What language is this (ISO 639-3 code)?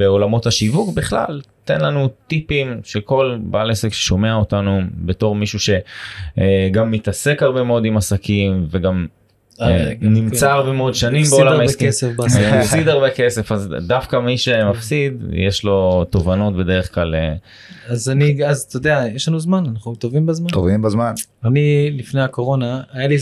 heb